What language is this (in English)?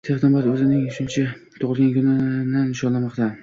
Uzbek